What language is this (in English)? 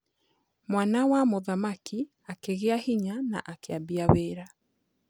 Kikuyu